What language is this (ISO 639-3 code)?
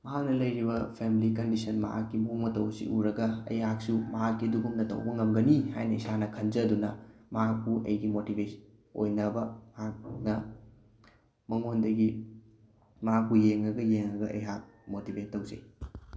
mni